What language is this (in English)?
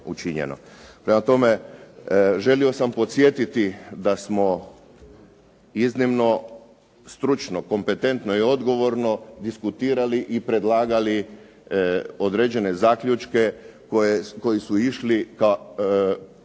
Croatian